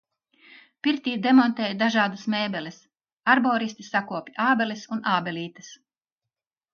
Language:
Latvian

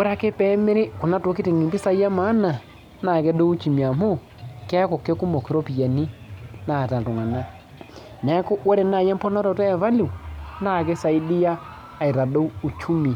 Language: Masai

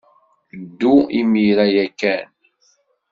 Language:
Kabyle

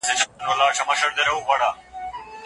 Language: Pashto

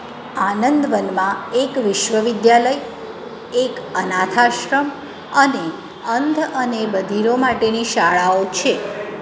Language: Gujarati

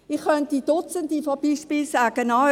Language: Swiss German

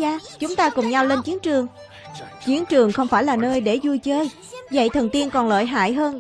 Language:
Vietnamese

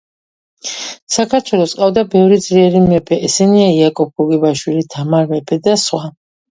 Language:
Georgian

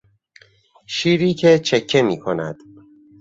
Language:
Persian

